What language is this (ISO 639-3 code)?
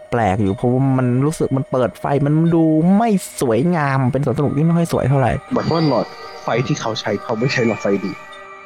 tha